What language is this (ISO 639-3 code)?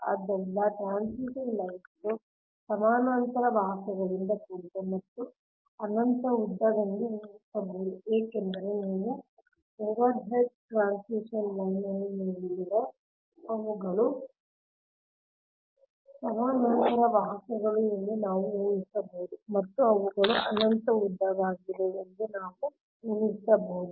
kan